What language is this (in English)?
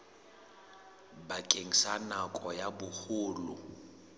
Southern Sotho